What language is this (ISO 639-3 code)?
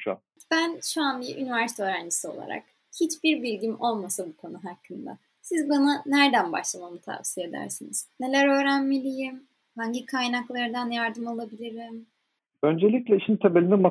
tur